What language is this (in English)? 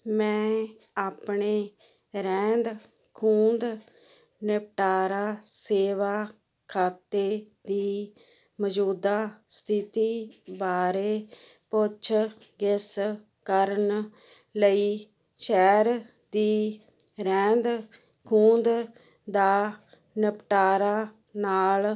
Punjabi